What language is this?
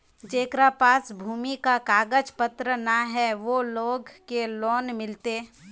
Magahi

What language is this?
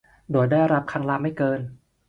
Thai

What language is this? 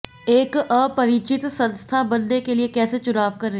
Hindi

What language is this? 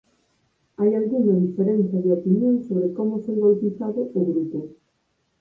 Galician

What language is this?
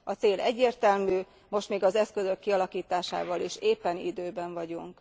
Hungarian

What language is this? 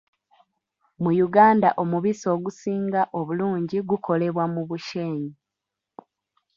Ganda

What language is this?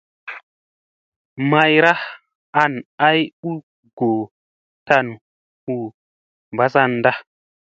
Musey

